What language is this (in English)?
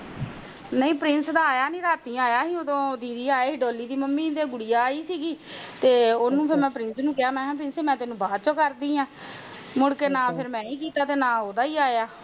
Punjabi